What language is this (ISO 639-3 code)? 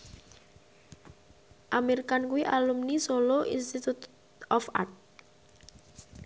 jav